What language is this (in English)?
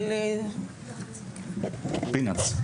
Hebrew